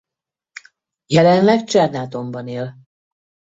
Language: Hungarian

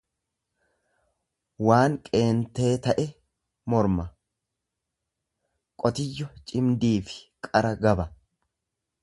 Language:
Oromo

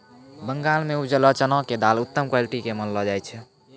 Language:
Maithili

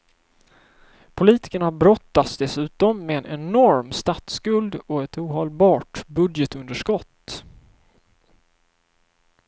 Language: Swedish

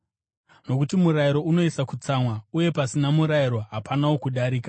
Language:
Shona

